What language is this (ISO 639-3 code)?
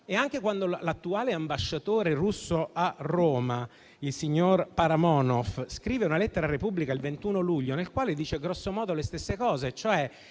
ita